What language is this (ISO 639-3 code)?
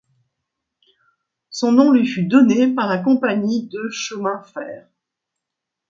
fra